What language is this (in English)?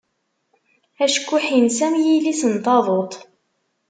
Kabyle